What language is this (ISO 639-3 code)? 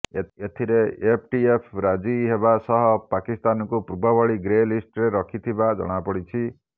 ori